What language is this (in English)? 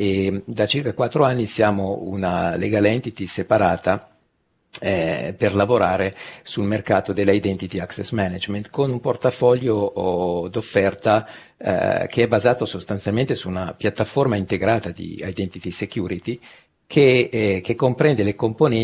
Italian